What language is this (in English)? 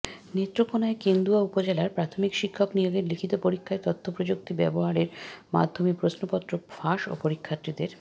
Bangla